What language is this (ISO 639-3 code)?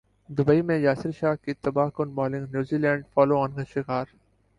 urd